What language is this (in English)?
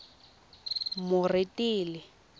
Tswana